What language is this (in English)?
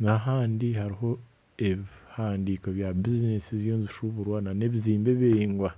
Nyankole